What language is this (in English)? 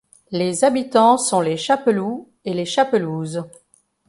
French